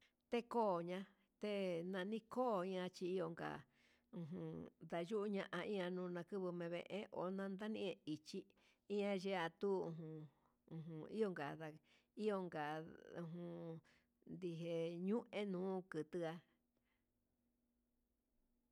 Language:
Huitepec Mixtec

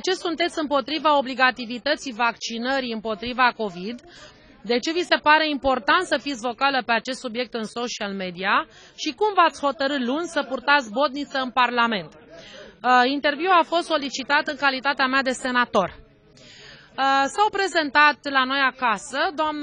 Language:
Romanian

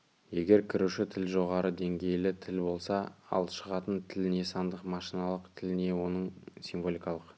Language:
Kazakh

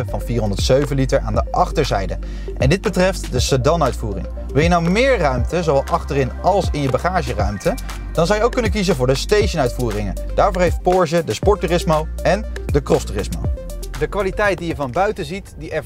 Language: Dutch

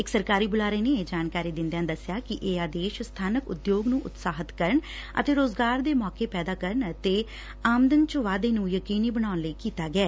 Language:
Punjabi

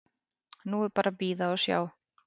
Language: Icelandic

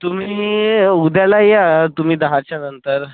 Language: Marathi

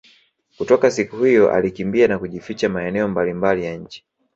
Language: Swahili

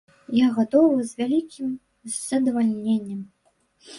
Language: Belarusian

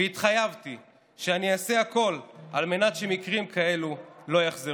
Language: Hebrew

